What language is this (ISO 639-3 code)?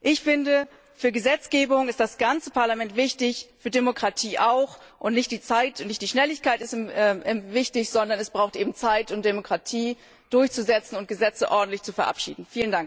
deu